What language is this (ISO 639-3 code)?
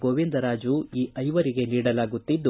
kan